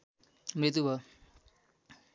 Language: Nepali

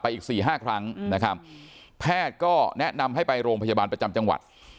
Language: Thai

